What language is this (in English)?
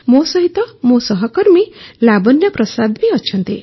Odia